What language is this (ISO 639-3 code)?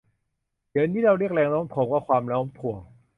tha